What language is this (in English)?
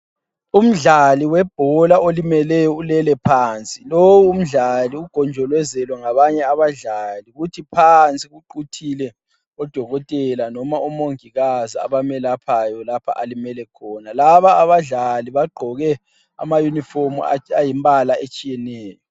North Ndebele